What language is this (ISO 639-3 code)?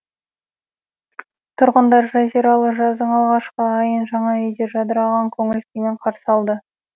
kaz